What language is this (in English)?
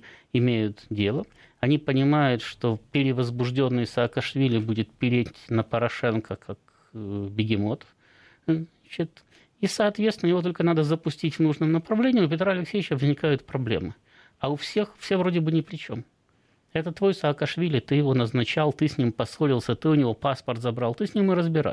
Russian